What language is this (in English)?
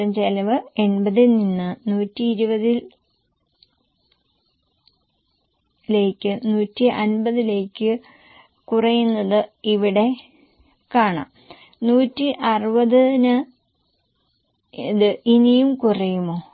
Malayalam